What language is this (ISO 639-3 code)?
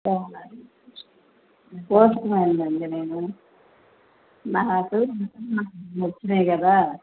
tel